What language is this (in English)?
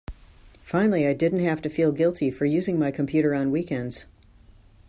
English